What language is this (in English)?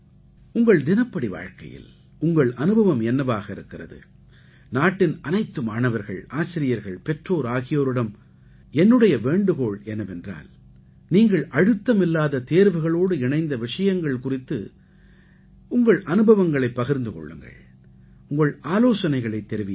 Tamil